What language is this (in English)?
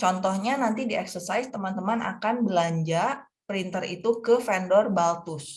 Indonesian